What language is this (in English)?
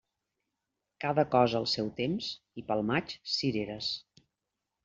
Catalan